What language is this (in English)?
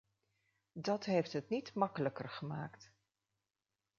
Dutch